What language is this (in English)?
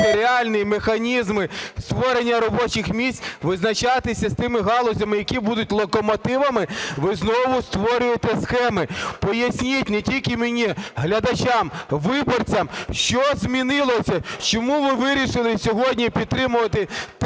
Ukrainian